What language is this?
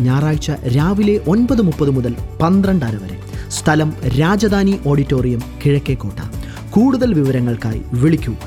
Malayalam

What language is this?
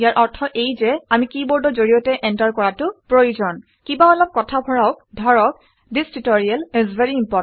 Assamese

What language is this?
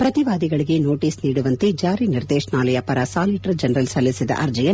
Kannada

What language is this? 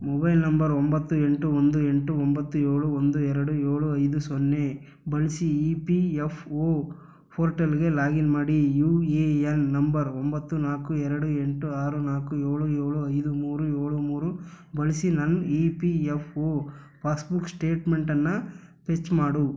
Kannada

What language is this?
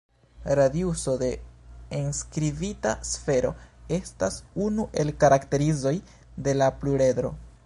Esperanto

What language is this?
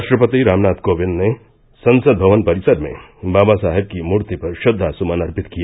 Hindi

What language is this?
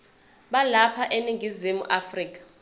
Zulu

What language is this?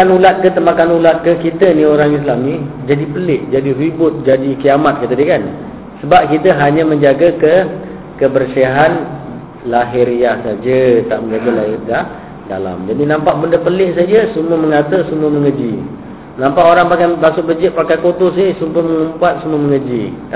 Malay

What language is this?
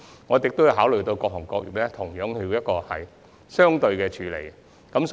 Cantonese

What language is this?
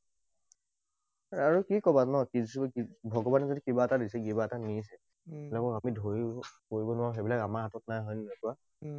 Assamese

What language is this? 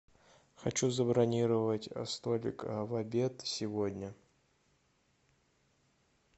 Russian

